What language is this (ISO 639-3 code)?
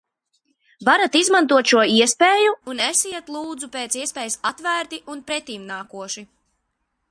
lav